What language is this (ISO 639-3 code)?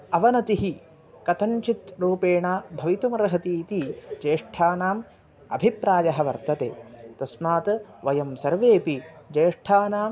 san